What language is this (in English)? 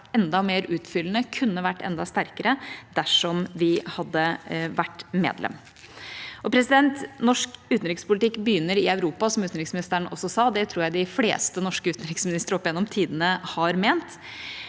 Norwegian